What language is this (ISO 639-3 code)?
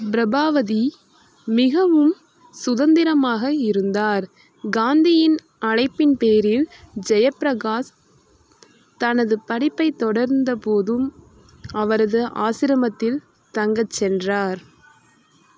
tam